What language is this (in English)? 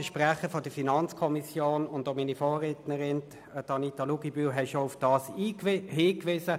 Swiss German